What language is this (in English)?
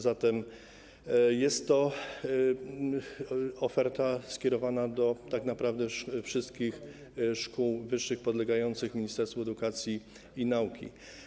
Polish